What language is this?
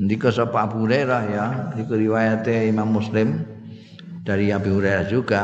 Indonesian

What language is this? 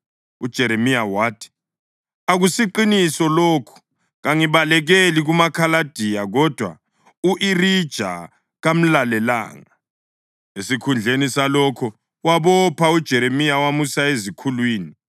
North Ndebele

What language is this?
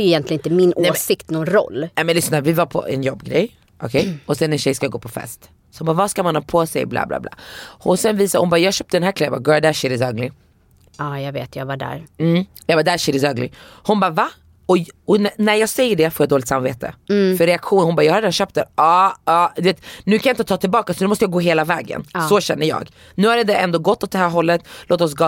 Swedish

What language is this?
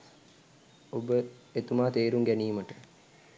Sinhala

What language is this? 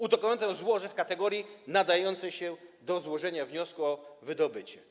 Polish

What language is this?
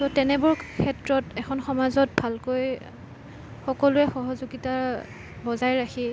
Assamese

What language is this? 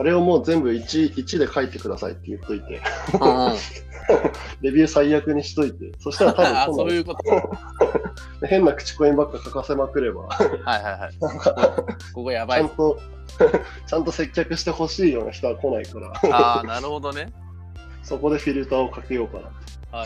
Japanese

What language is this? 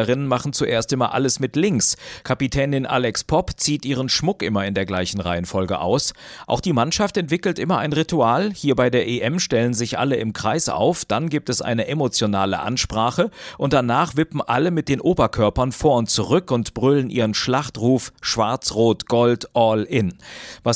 German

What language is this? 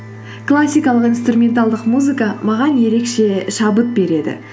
Kazakh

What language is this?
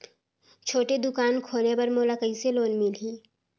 Chhattisgarhi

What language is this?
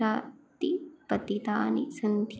Sanskrit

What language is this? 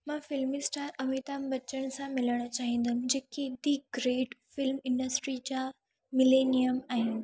Sindhi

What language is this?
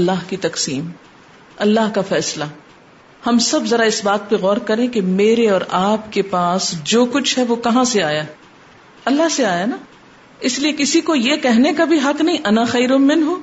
Urdu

